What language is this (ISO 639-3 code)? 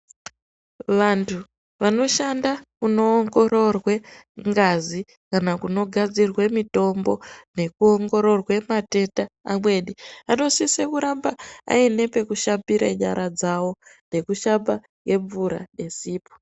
ndc